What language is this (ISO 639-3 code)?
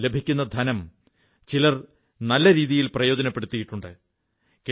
mal